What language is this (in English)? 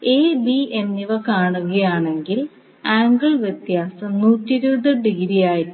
Malayalam